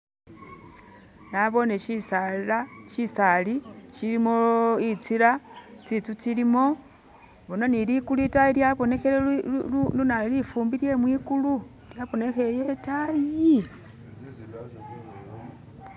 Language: Masaaba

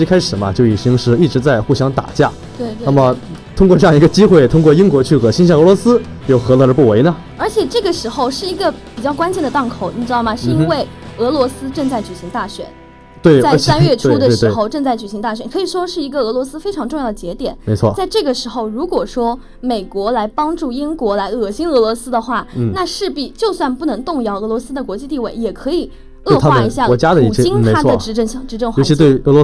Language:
Chinese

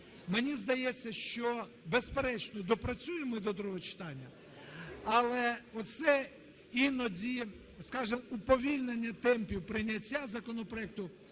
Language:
Ukrainian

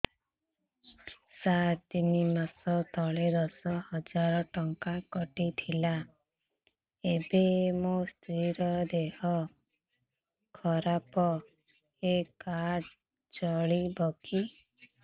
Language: Odia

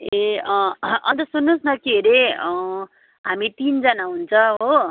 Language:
Nepali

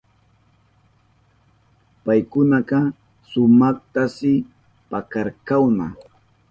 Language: Southern Pastaza Quechua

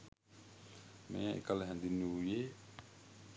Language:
Sinhala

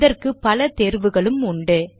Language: Tamil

